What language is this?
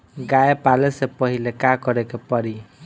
Bhojpuri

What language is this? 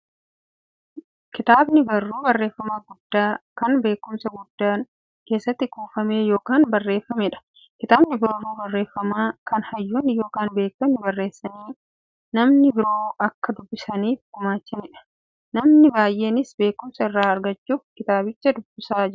Oromo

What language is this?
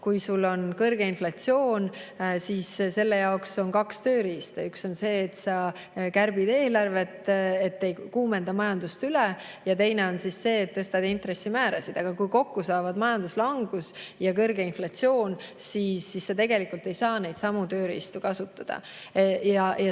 Estonian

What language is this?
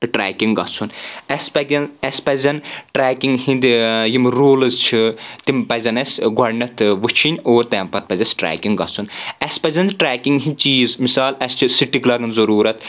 Kashmiri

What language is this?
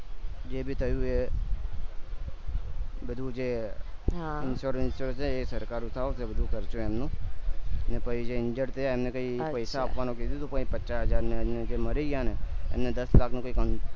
Gujarati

